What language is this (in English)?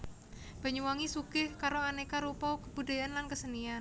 Javanese